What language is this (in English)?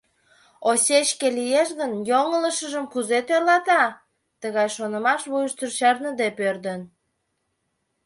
Mari